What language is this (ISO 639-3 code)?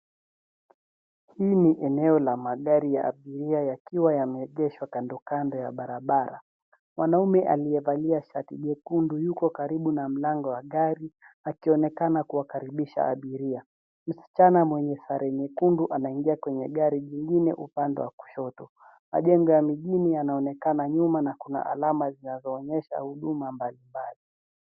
swa